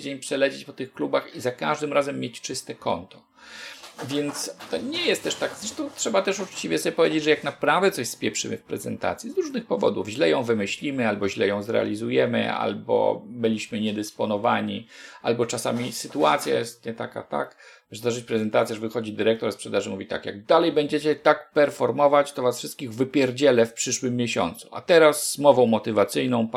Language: Polish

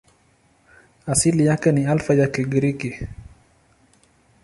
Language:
Swahili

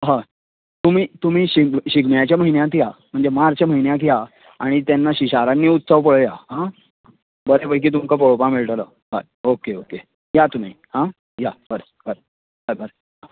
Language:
Konkani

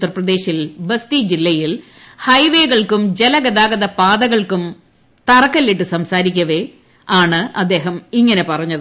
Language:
Malayalam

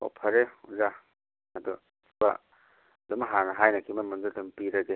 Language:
Manipuri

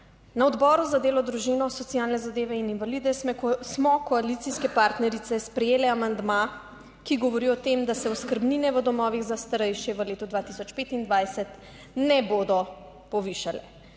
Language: Slovenian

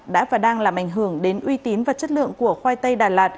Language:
Vietnamese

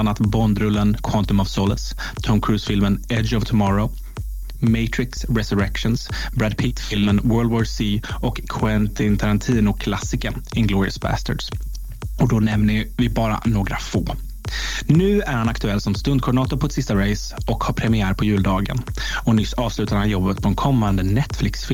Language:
Swedish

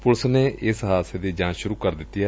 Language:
Punjabi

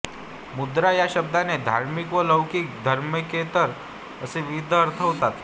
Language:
Marathi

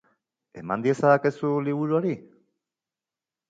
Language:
Basque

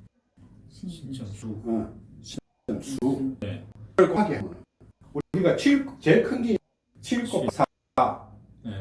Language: Korean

